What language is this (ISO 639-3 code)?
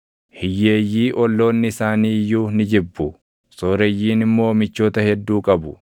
orm